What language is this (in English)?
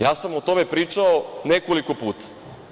Serbian